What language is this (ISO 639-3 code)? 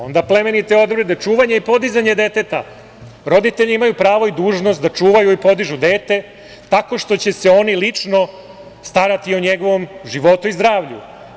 srp